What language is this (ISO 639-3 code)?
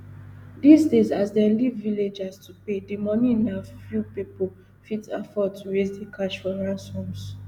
pcm